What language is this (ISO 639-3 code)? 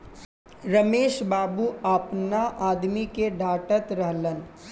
bho